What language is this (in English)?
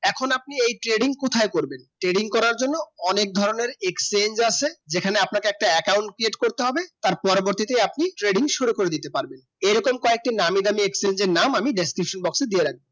Bangla